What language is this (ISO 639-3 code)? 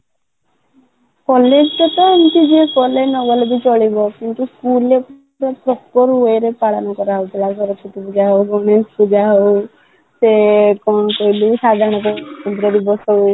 ori